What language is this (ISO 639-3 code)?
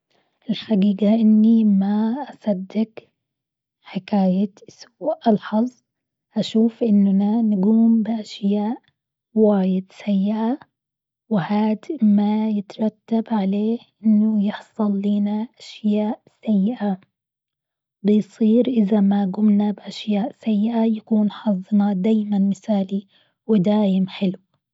afb